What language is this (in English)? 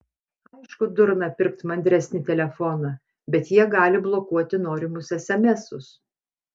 Lithuanian